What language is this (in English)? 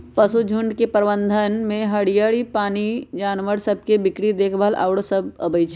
Magahi